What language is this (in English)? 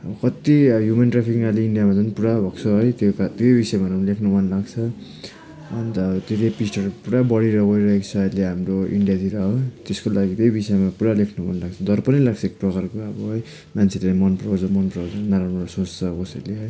Nepali